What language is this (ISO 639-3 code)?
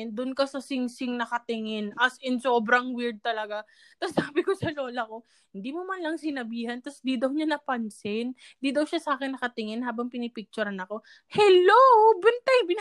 fil